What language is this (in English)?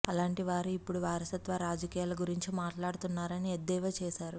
Telugu